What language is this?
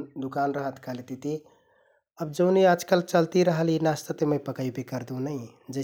Kathoriya Tharu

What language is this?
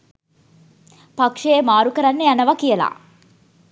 Sinhala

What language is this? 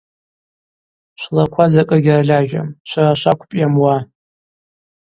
Abaza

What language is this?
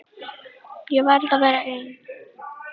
Icelandic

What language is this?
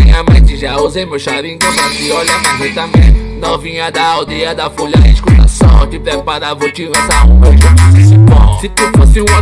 Portuguese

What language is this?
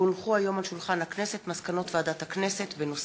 Hebrew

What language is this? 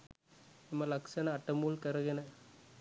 Sinhala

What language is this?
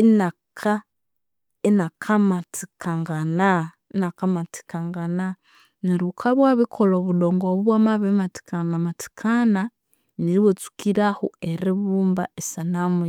Konzo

